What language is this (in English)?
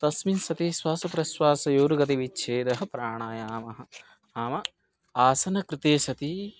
Sanskrit